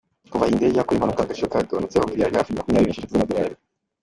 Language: Kinyarwanda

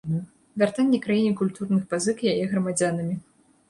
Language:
Belarusian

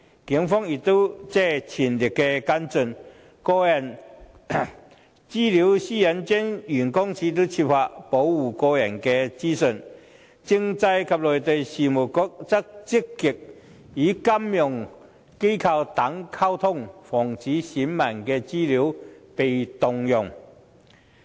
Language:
Cantonese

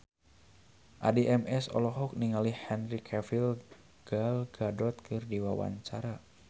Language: Sundanese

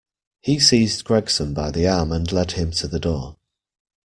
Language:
English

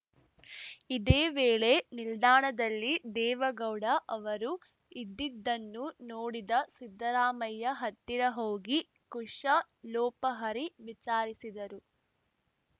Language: Kannada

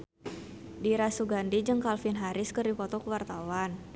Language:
Sundanese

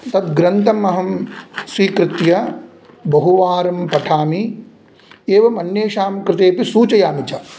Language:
Sanskrit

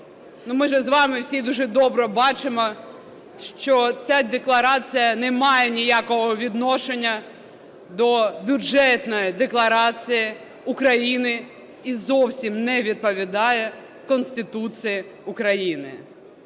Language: Ukrainian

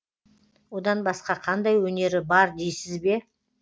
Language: Kazakh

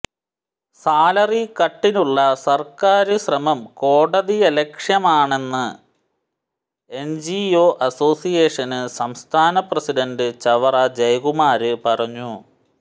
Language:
Malayalam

